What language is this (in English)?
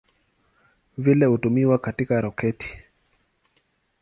Swahili